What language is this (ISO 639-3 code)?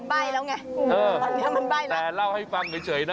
tha